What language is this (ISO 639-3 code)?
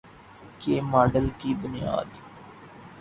urd